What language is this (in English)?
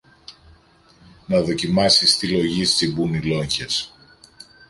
Greek